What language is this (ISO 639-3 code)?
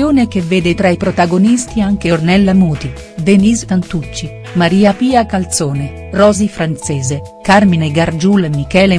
ita